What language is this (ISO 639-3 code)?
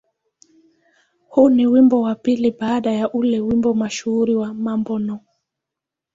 swa